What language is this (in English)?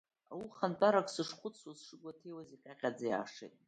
Abkhazian